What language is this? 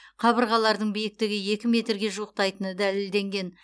Kazakh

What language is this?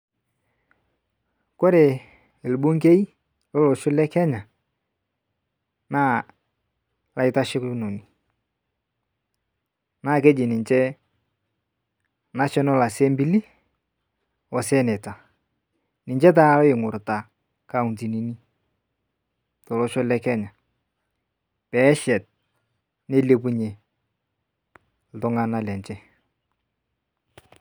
Masai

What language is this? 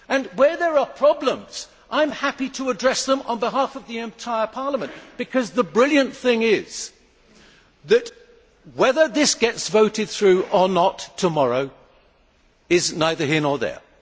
English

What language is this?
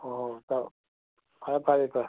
Manipuri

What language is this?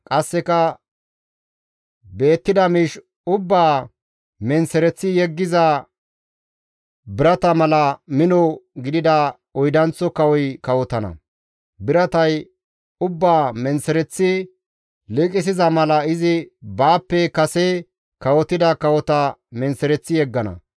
Gamo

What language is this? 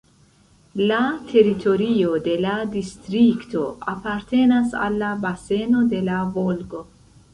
Esperanto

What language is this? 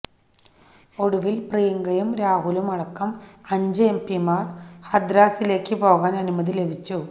Malayalam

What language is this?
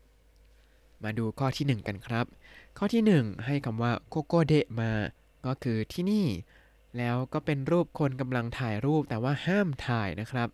Thai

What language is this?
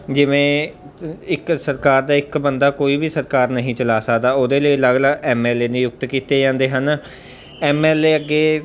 Punjabi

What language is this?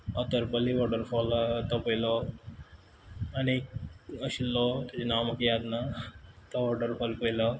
Konkani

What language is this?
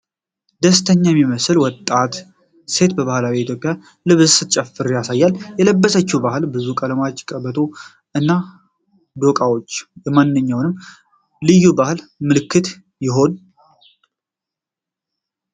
Amharic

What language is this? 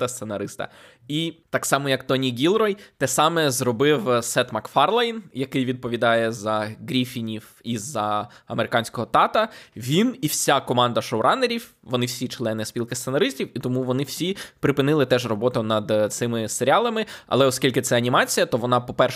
Ukrainian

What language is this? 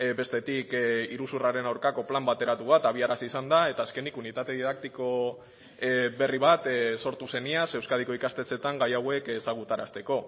Basque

